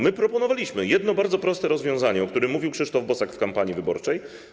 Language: Polish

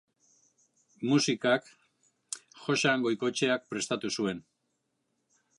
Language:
Basque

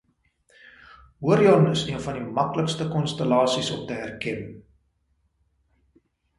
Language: Afrikaans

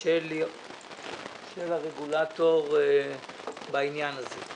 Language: Hebrew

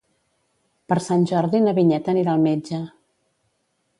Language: Catalan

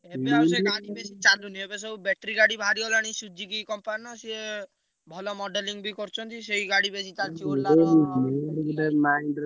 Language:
Odia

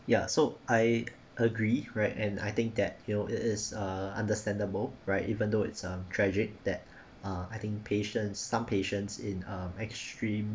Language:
English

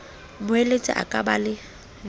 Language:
Southern Sotho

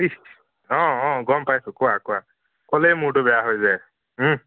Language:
Assamese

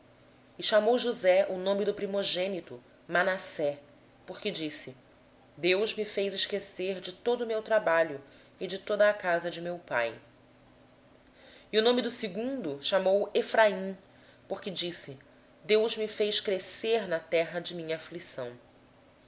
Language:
Portuguese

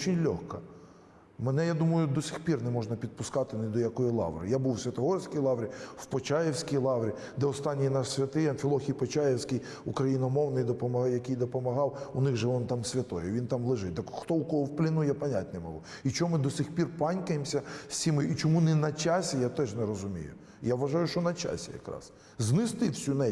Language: Ukrainian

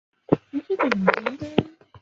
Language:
Chinese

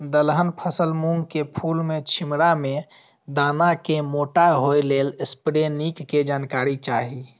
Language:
Maithili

